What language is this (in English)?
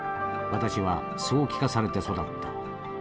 Japanese